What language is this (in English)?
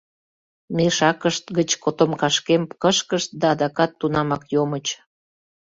Mari